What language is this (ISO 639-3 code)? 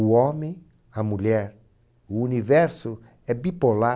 por